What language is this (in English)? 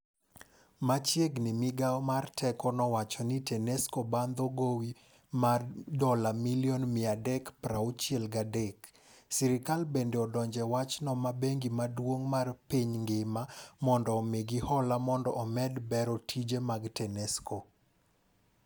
Luo (Kenya and Tanzania)